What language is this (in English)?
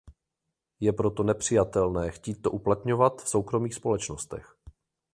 Czech